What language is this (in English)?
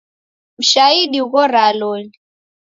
Taita